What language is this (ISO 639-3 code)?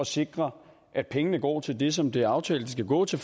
dan